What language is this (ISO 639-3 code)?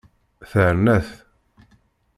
kab